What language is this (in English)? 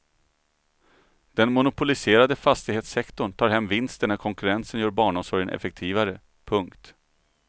Swedish